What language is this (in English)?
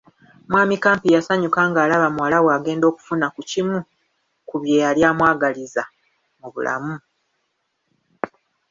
Ganda